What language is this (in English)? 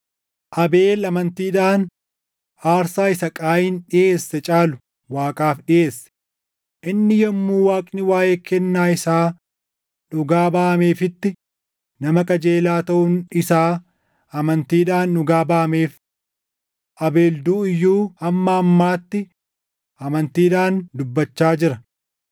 Oromo